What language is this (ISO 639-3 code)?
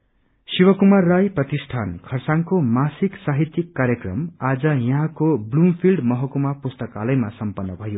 nep